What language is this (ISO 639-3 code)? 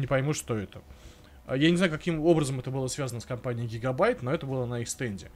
rus